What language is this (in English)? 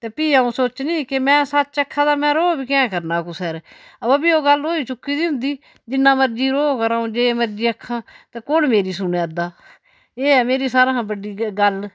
Dogri